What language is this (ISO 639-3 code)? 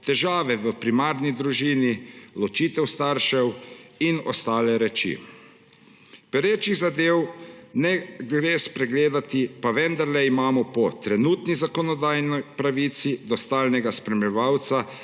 slv